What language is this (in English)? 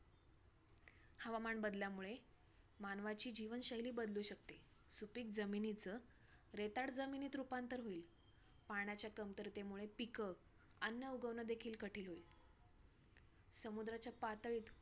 Marathi